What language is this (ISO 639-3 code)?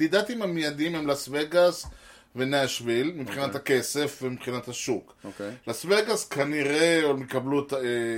heb